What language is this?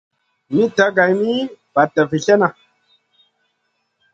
Masana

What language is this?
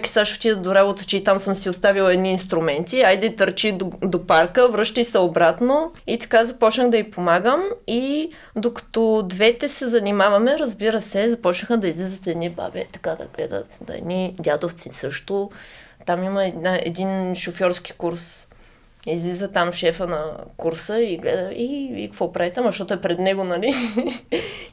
Bulgarian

